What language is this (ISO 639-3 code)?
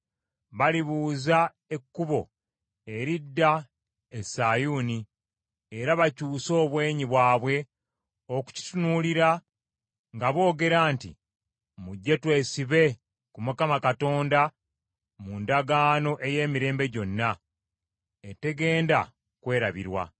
lug